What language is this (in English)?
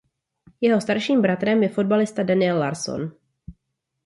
Czech